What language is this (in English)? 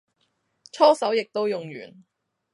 Cantonese